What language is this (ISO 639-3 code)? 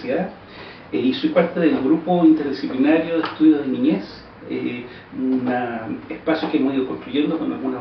spa